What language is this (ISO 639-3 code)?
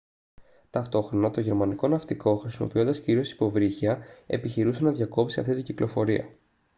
ell